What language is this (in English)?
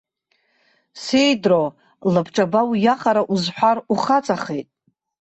Abkhazian